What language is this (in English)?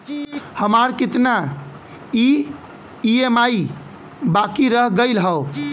Bhojpuri